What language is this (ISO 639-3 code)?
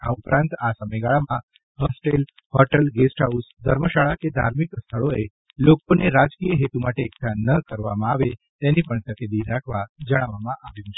guj